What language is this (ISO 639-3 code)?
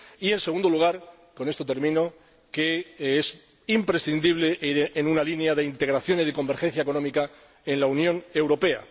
spa